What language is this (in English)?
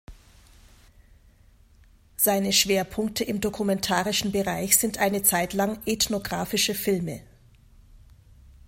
German